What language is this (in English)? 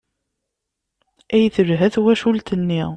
Kabyle